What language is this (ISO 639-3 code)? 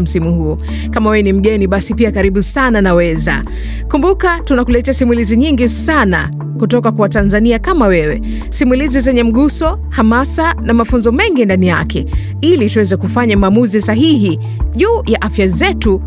swa